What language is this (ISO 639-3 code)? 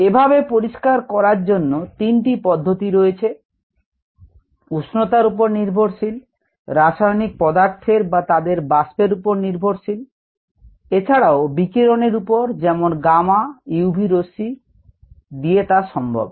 ben